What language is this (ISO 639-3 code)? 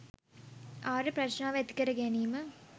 sin